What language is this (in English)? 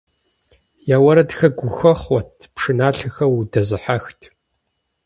Kabardian